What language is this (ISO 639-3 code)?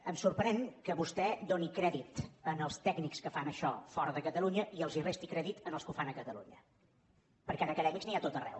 cat